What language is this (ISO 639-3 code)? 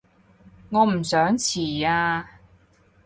yue